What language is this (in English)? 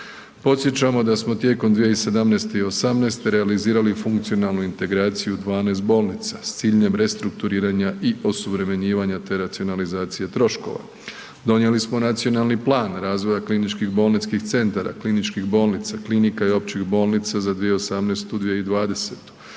Croatian